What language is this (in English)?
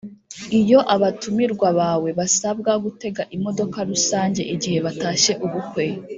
Kinyarwanda